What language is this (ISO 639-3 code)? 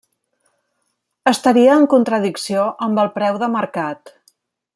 cat